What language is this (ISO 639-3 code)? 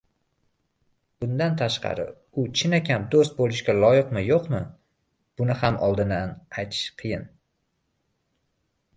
uzb